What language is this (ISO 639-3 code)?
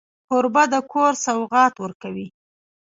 pus